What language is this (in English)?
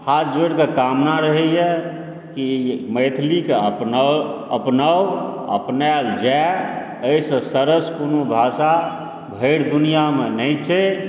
Maithili